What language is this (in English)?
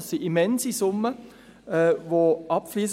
Swiss German